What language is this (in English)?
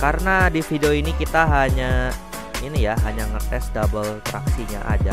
Indonesian